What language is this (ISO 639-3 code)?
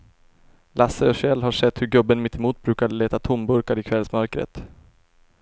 swe